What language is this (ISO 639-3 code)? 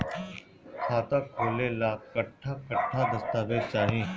bho